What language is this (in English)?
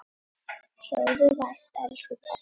Icelandic